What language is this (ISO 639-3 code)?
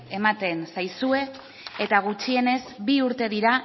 eus